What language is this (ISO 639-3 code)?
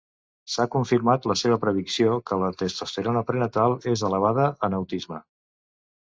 cat